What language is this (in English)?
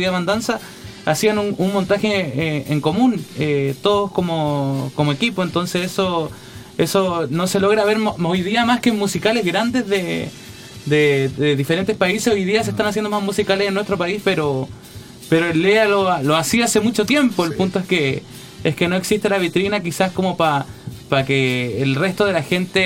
Spanish